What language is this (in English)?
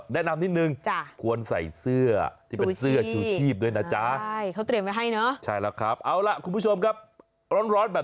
Thai